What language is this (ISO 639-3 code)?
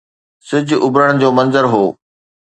snd